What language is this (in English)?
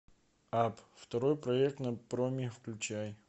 Russian